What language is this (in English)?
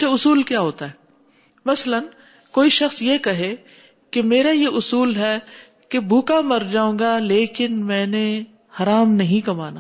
Urdu